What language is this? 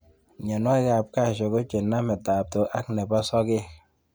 Kalenjin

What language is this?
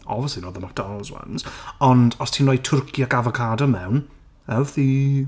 Welsh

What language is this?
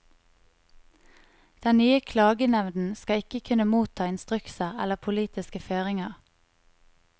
Norwegian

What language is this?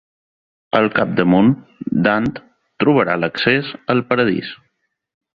Catalan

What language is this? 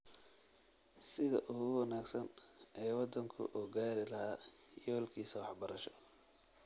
Somali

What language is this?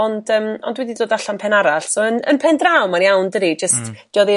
Welsh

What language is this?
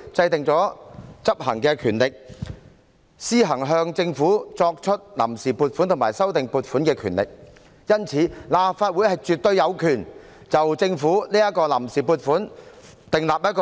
Cantonese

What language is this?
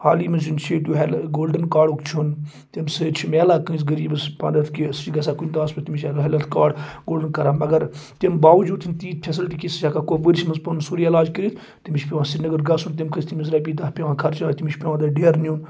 Kashmiri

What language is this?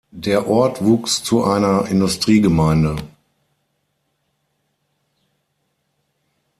German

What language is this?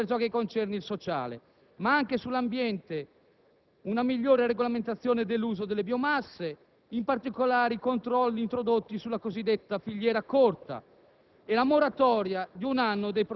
Italian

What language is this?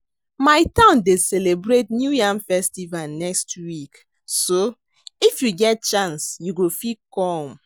Nigerian Pidgin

